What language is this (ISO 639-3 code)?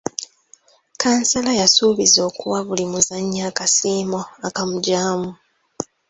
lug